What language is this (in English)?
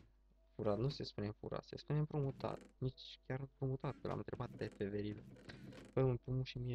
Romanian